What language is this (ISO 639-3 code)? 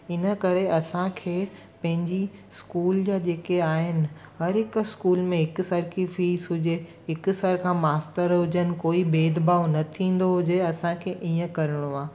snd